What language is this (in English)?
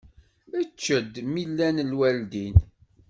Kabyle